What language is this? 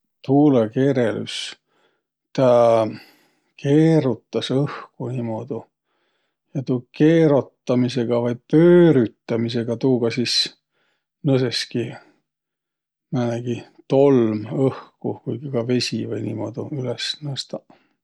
Võro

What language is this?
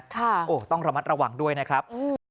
Thai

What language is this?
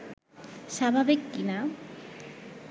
Bangla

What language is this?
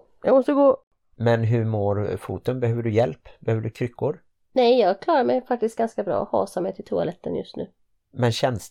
Swedish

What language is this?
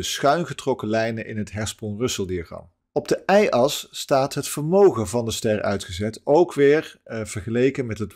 Dutch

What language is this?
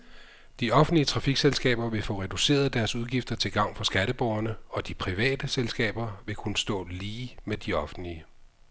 Danish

